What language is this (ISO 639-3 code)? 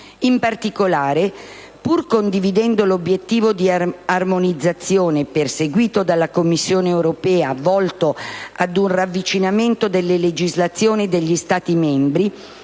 ita